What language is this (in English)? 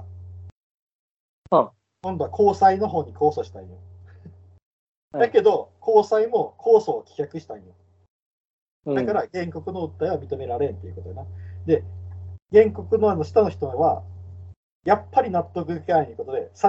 Japanese